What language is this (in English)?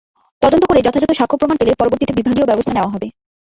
Bangla